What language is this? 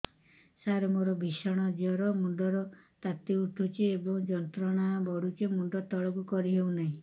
Odia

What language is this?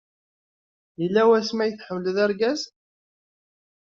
Kabyle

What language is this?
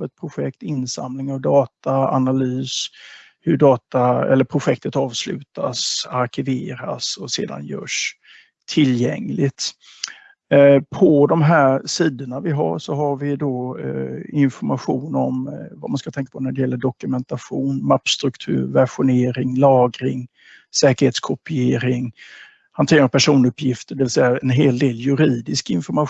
Swedish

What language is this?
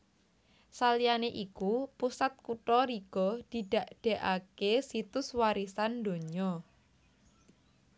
Javanese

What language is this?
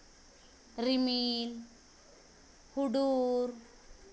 Santali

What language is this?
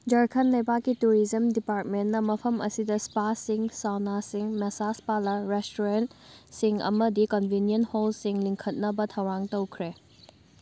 Manipuri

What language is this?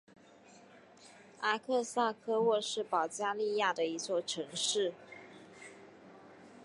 Chinese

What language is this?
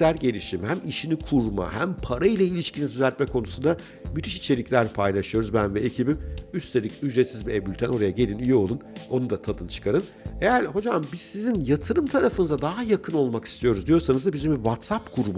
Turkish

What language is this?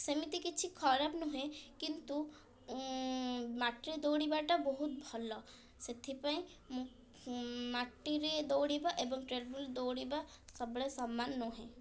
Odia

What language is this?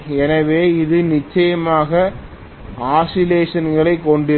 Tamil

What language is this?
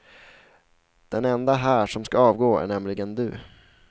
Swedish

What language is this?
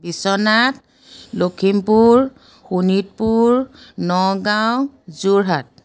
Assamese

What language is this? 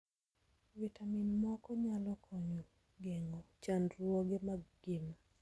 Luo (Kenya and Tanzania)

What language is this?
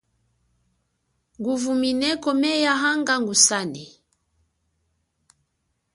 Chokwe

